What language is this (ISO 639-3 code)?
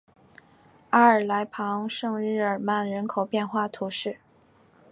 zho